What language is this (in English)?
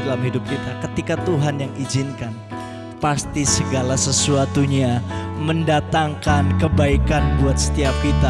Indonesian